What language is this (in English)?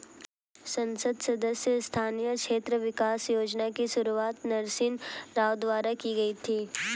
Hindi